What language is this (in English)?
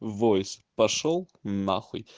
Russian